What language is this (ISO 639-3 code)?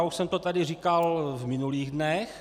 ces